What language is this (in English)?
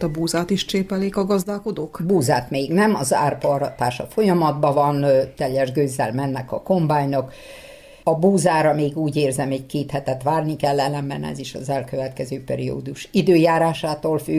Hungarian